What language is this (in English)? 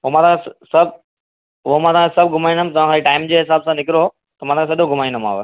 Sindhi